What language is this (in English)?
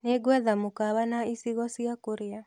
Kikuyu